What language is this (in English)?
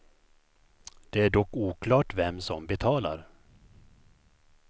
Swedish